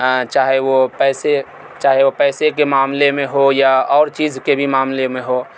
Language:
Urdu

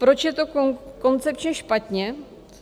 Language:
Czech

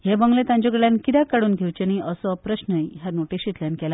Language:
Konkani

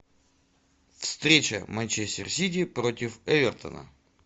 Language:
Russian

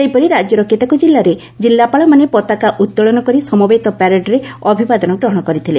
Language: Odia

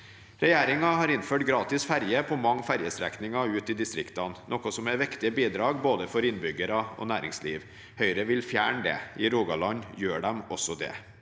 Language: Norwegian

